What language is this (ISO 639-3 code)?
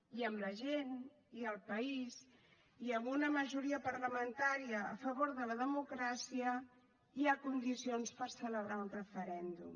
cat